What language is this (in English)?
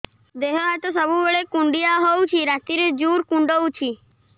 Odia